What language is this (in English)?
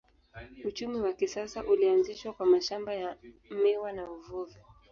Swahili